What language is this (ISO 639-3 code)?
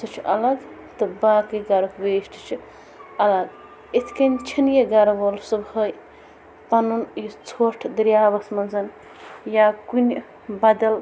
kas